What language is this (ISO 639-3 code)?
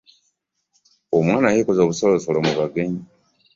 lug